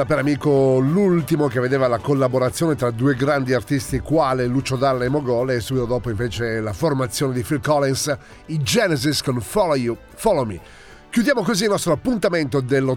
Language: Italian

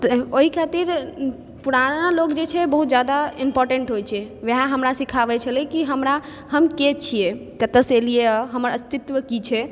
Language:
Maithili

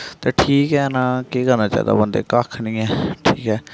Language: Dogri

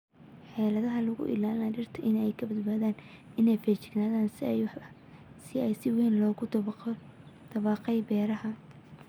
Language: Somali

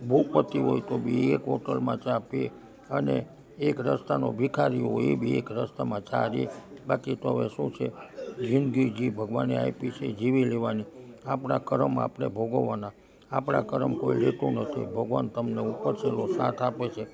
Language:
Gujarati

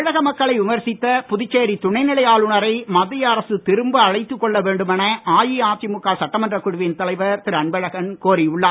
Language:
Tamil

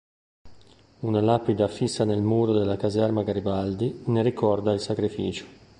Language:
Italian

